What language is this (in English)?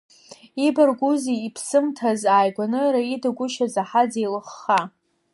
Abkhazian